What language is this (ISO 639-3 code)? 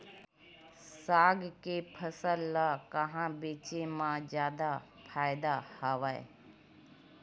hne